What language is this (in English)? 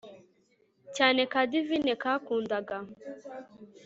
Kinyarwanda